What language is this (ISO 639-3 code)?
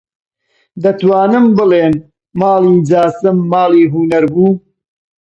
ckb